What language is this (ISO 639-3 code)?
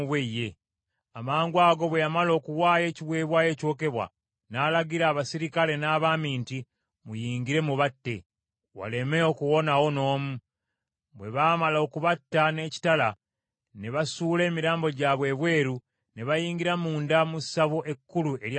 lug